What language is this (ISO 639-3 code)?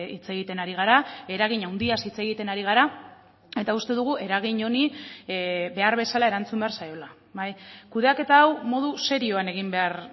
eus